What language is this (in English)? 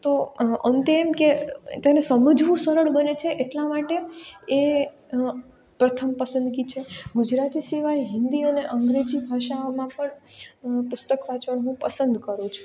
Gujarati